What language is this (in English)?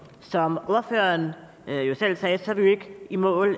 Danish